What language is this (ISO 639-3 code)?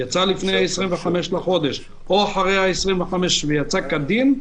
heb